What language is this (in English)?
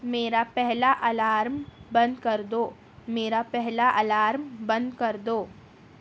Urdu